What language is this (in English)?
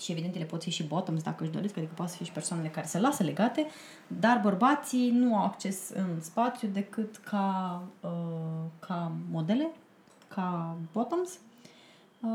Romanian